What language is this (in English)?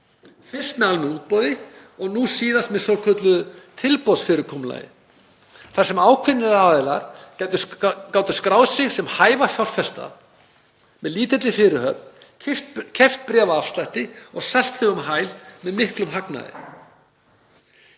Icelandic